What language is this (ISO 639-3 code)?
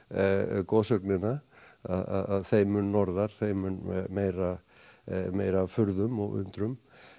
isl